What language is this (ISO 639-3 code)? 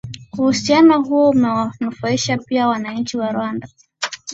swa